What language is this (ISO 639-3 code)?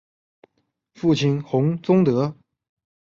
zho